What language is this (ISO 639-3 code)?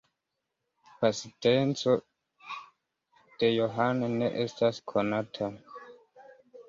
epo